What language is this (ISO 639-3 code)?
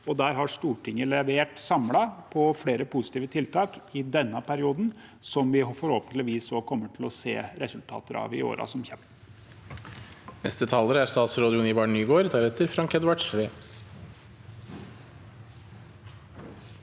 nor